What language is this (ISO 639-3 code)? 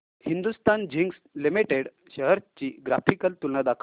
mar